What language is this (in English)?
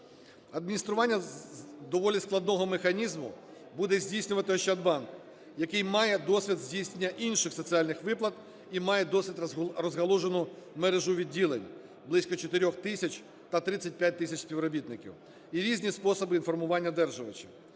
Ukrainian